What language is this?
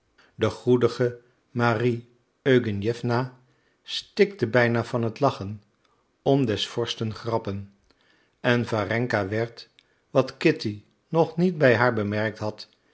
Dutch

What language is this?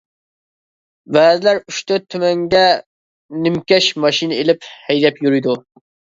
Uyghur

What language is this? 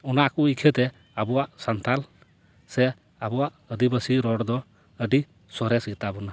Santali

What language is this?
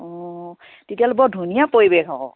Assamese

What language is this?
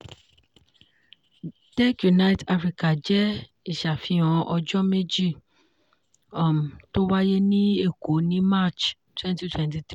Yoruba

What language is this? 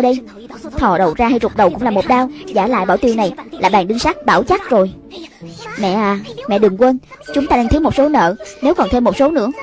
Vietnamese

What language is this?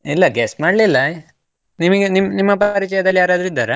Kannada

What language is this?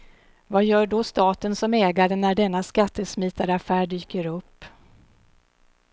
Swedish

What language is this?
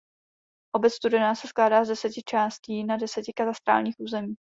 Czech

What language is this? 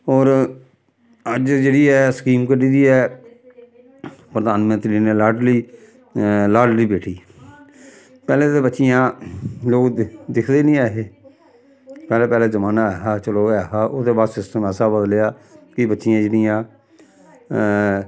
Dogri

